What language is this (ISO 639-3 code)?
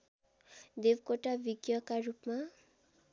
nep